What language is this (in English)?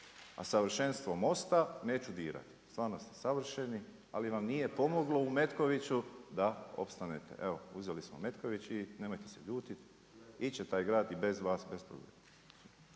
Croatian